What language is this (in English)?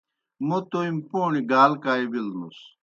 Kohistani Shina